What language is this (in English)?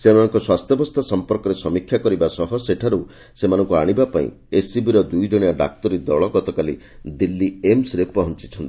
Odia